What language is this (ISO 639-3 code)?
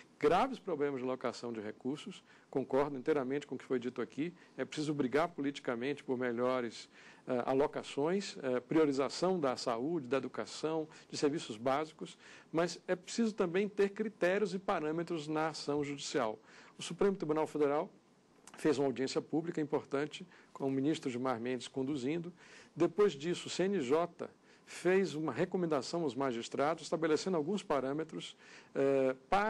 por